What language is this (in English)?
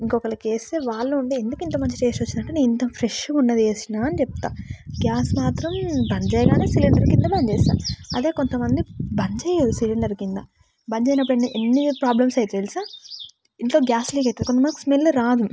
Telugu